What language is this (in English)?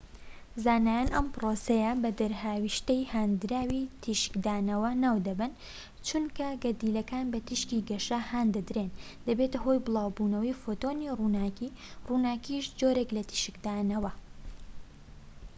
Central Kurdish